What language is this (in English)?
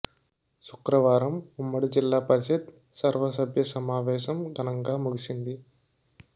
Telugu